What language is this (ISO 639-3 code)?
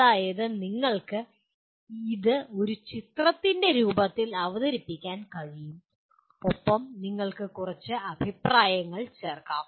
mal